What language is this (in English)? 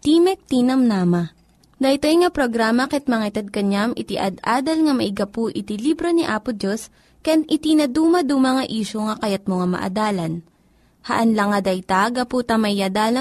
Filipino